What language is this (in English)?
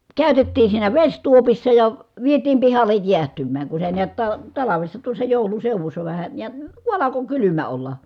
Finnish